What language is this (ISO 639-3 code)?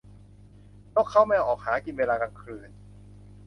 tha